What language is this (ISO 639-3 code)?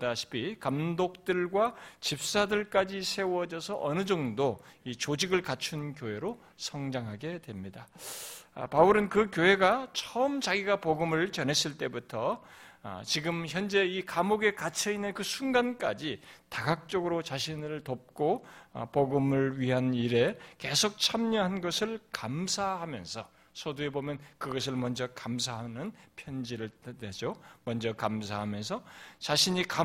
kor